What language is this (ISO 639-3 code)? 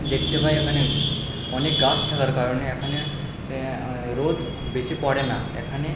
ben